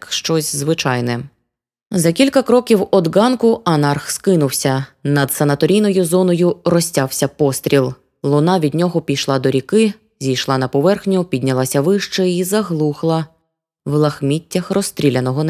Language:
Ukrainian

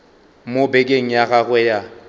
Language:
Northern Sotho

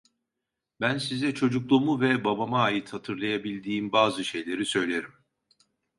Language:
Turkish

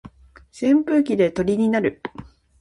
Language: Japanese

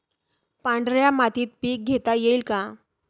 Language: Marathi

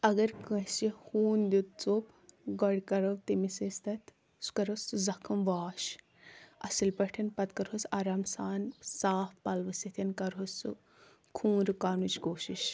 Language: Kashmiri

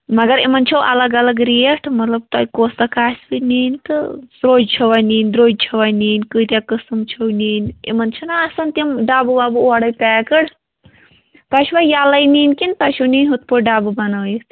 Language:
Kashmiri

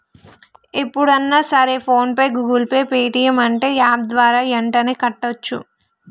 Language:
Telugu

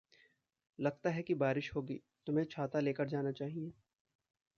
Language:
Hindi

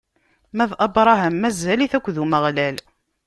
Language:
Kabyle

